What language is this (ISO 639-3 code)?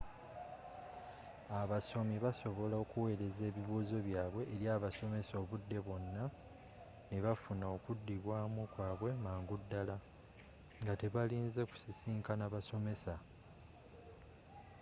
lug